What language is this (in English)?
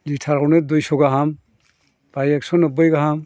Bodo